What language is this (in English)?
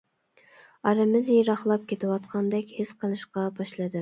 Uyghur